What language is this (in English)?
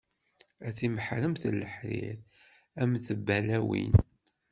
Kabyle